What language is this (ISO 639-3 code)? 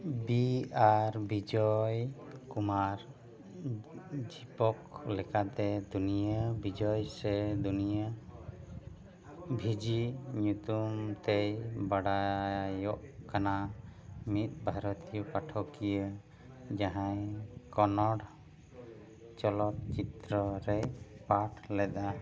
sat